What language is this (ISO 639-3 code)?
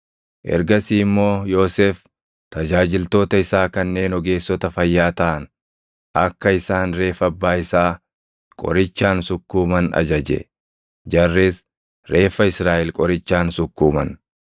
orm